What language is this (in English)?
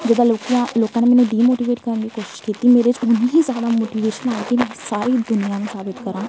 Punjabi